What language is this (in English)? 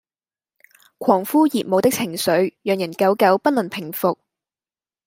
Cantonese